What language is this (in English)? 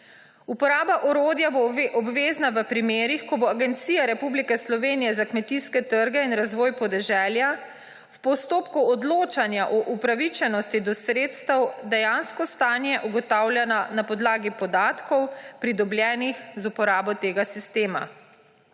Slovenian